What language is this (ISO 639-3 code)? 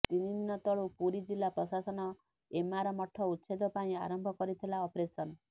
ori